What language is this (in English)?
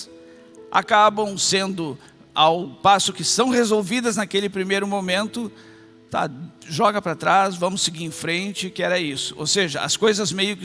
Portuguese